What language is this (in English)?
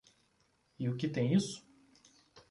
Portuguese